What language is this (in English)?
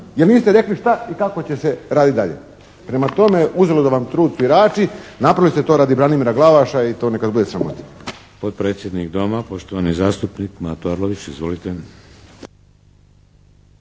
Croatian